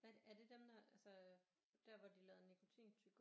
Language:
Danish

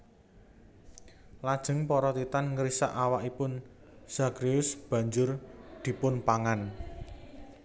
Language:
Javanese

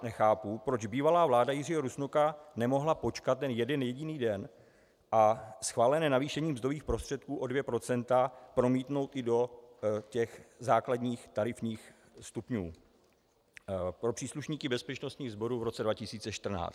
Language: Czech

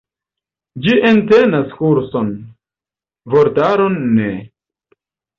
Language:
Esperanto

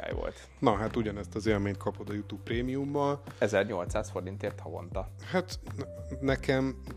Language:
Hungarian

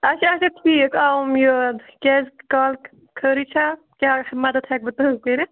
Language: Kashmiri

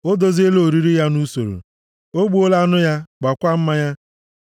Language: Igbo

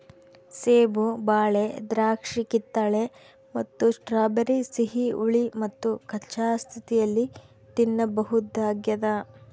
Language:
Kannada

